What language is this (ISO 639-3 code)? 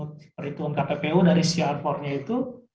ind